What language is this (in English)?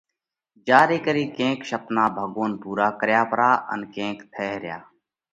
Parkari Koli